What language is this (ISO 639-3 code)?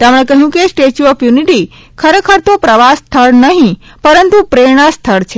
guj